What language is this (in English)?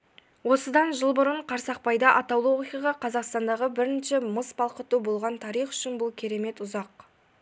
Kazakh